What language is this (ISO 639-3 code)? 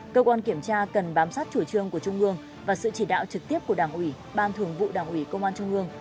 vie